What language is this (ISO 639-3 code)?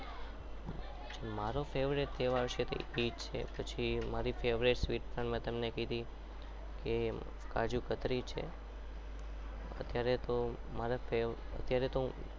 guj